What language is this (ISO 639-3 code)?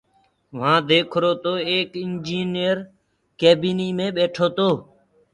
ggg